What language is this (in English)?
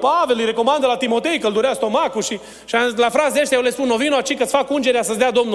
Romanian